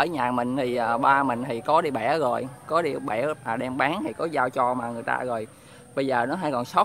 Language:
Vietnamese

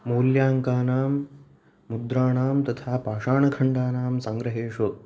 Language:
Sanskrit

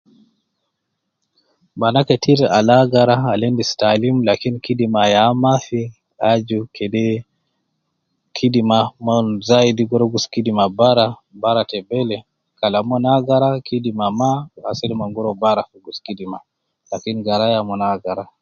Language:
Nubi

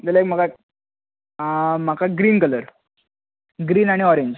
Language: Konkani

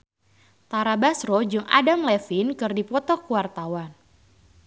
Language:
Sundanese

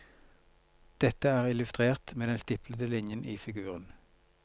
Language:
Norwegian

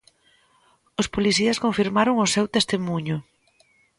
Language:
Galician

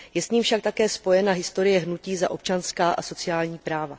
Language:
Czech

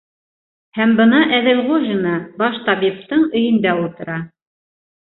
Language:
Bashkir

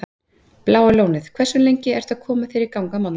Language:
Icelandic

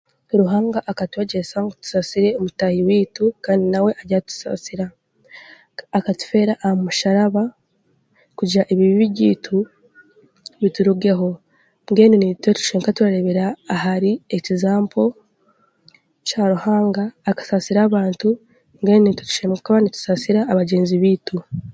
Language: Chiga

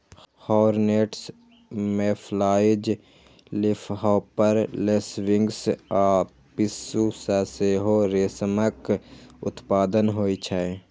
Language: Maithili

